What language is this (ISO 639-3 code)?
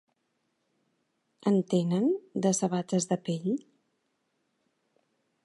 cat